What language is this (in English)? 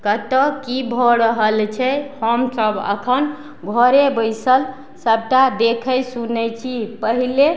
Maithili